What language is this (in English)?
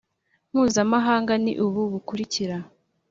Kinyarwanda